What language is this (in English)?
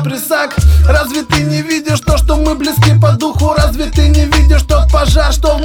Russian